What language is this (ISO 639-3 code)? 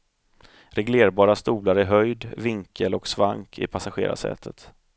swe